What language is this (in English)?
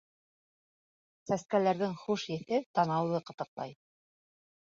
Bashkir